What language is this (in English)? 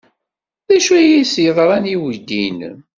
Kabyle